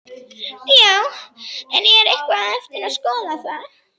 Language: Icelandic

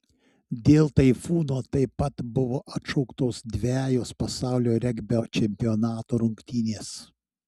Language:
Lithuanian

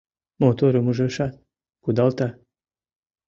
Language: Mari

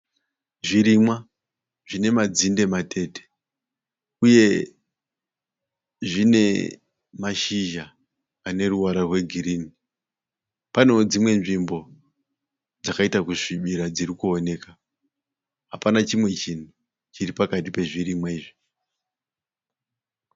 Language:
Shona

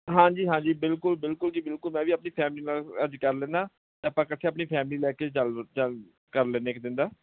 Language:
Punjabi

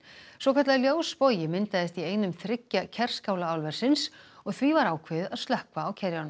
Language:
Icelandic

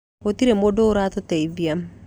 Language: Kikuyu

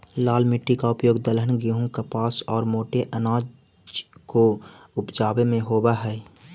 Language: Magahi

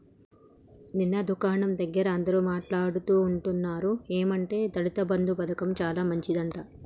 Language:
Telugu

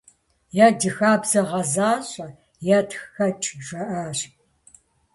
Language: Kabardian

